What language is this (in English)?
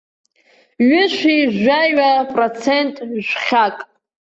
Abkhazian